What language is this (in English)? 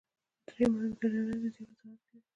Pashto